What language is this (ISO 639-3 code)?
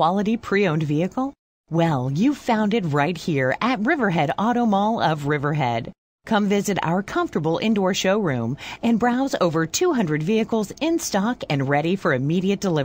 eng